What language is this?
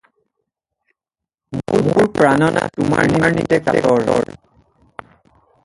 Assamese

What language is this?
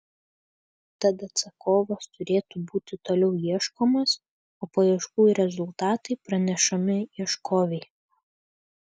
Lithuanian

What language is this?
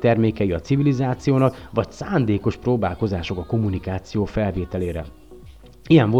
Hungarian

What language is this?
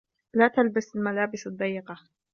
Arabic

